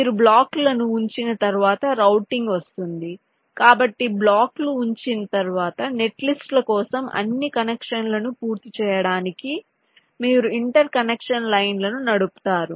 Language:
Telugu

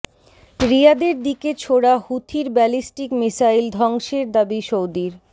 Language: Bangla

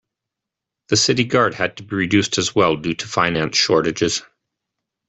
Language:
English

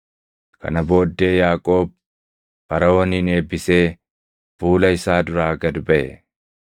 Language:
Oromo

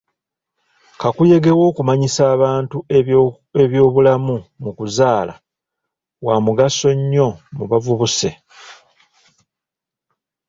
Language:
Ganda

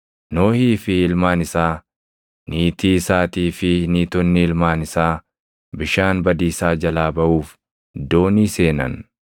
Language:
Oromo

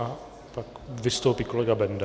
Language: Czech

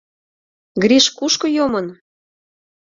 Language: Mari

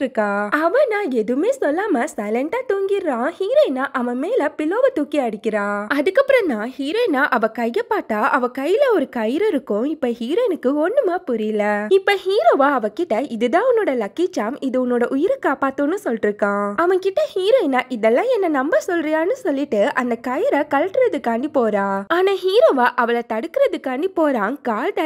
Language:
Tamil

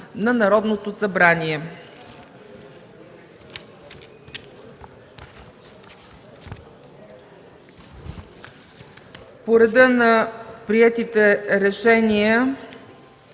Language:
Bulgarian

